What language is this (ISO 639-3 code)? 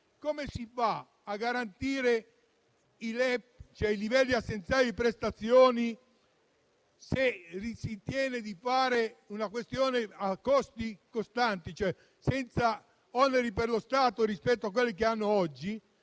ita